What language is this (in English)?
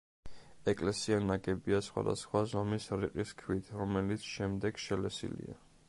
Georgian